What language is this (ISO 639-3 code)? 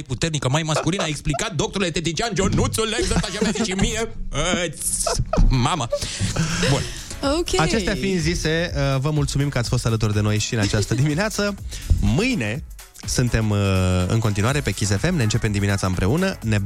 ron